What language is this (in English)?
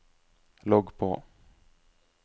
Norwegian